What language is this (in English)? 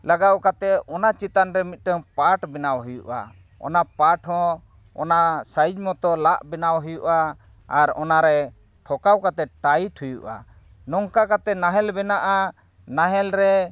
Santali